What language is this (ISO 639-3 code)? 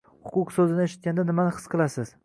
uzb